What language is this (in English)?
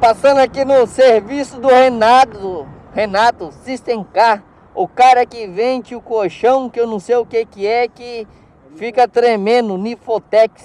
Portuguese